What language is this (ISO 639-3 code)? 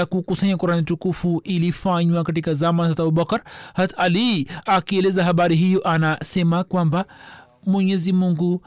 swa